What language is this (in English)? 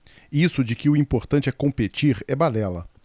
Portuguese